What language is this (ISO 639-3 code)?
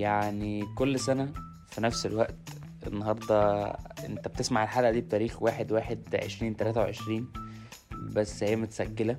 ara